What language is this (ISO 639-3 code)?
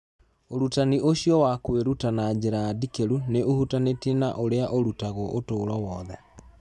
kik